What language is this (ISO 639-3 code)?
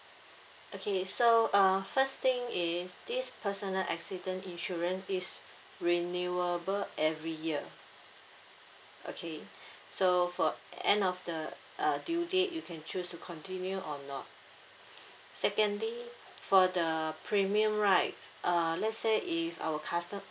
eng